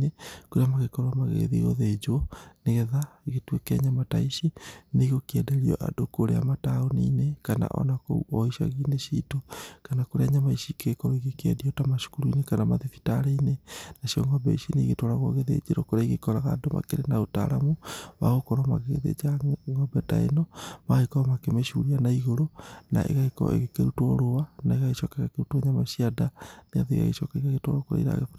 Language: Kikuyu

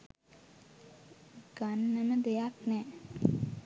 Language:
Sinhala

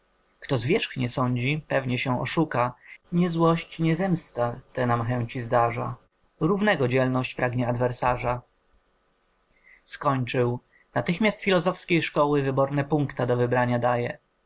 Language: Polish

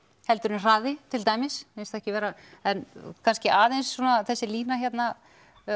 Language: Icelandic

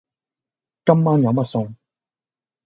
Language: Cantonese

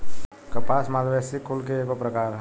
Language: Bhojpuri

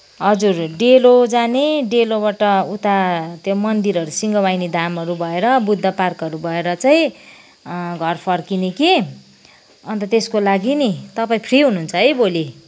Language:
Nepali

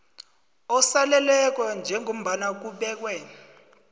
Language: South Ndebele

